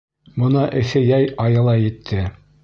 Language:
Bashkir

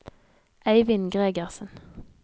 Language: Norwegian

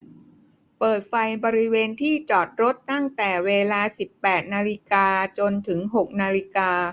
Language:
Thai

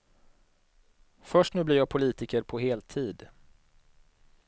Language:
Swedish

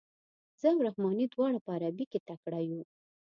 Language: Pashto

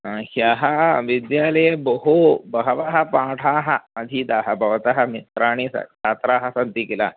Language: Sanskrit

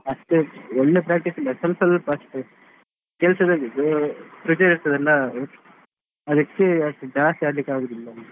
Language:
Kannada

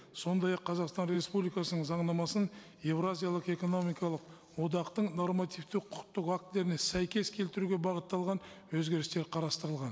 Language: Kazakh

